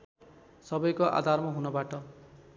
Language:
Nepali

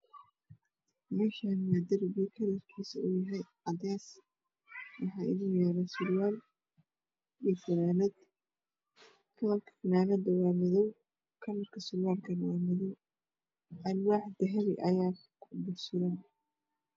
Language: Somali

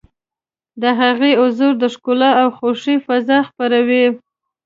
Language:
Pashto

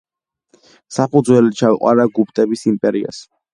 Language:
Georgian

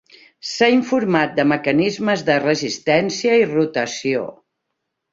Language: Catalan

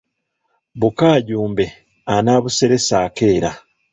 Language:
Ganda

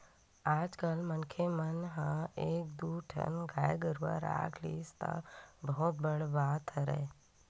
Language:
Chhattisgarhi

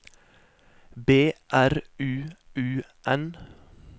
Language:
Norwegian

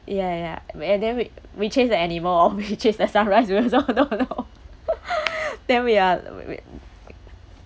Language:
English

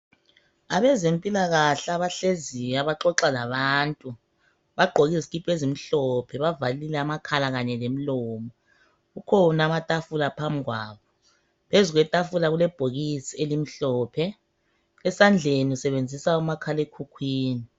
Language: North Ndebele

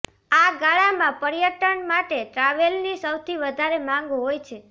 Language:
Gujarati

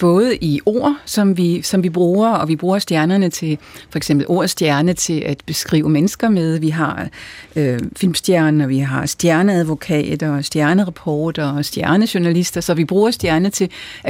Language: Danish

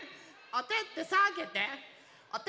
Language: Japanese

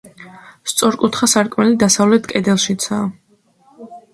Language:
Georgian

